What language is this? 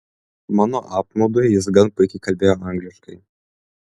Lithuanian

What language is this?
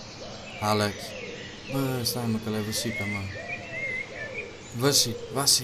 Romanian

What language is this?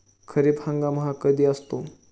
Marathi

